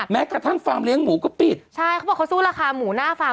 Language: Thai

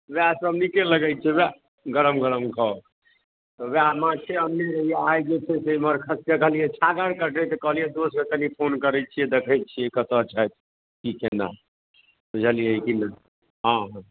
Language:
Maithili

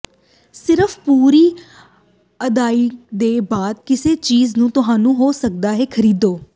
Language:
Punjabi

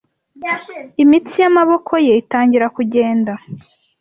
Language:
Kinyarwanda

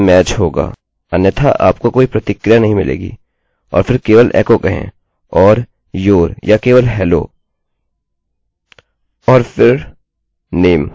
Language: Hindi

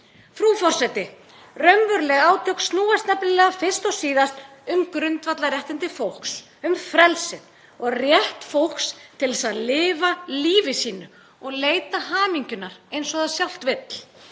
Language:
Icelandic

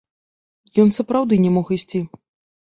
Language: Belarusian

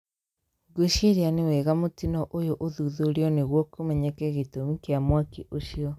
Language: Kikuyu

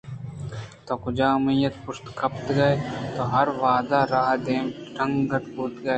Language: Eastern Balochi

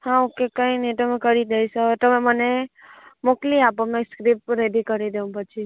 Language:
Gujarati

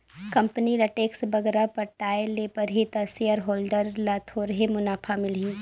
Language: Chhattisgarhi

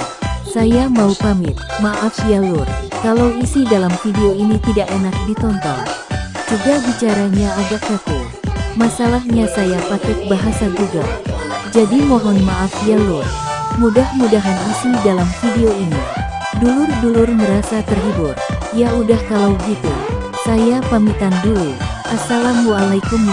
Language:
Indonesian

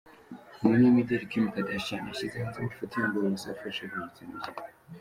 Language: Kinyarwanda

